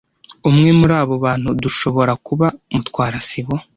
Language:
Kinyarwanda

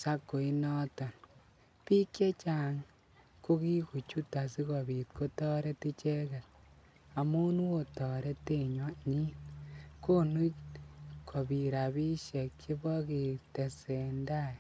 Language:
Kalenjin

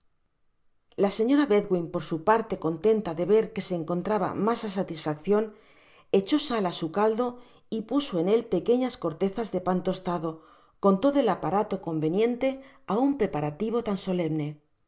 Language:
Spanish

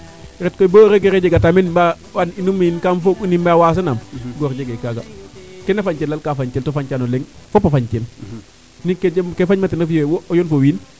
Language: Serer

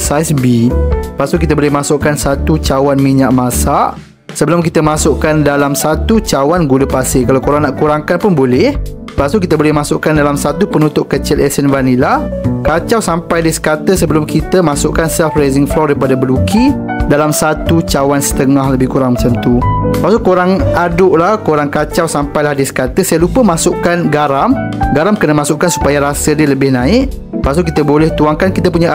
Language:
Malay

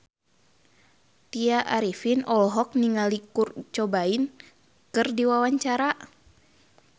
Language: Sundanese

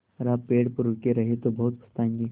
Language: Hindi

